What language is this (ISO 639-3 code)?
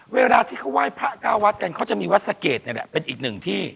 tha